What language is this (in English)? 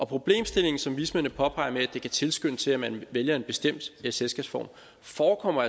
Danish